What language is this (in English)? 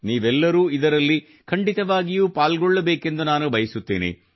Kannada